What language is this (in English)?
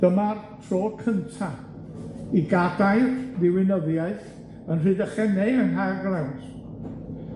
Welsh